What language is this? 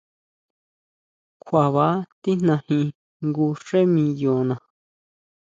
Huautla Mazatec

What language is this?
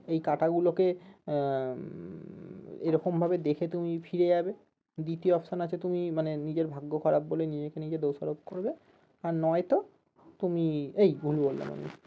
Bangla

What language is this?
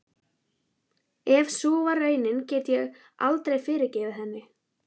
Icelandic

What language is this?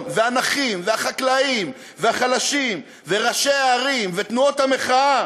Hebrew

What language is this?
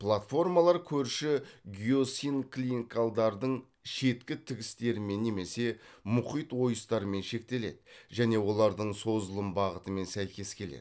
Kazakh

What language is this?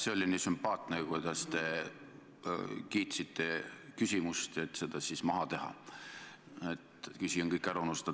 Estonian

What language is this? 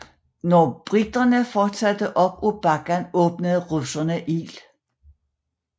Danish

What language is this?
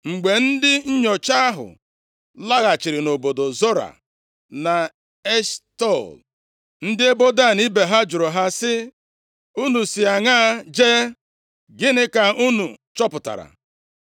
Igbo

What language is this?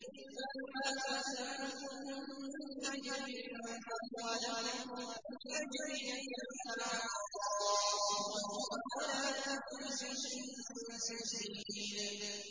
Arabic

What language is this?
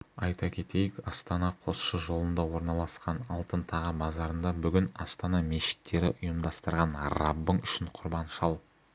Kazakh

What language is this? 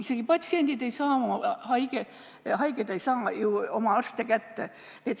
Estonian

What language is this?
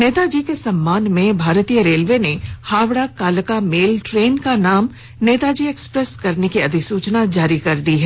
Hindi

